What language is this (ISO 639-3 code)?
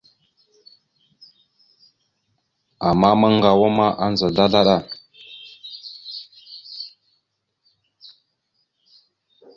mxu